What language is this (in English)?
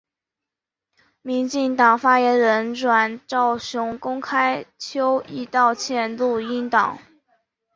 Chinese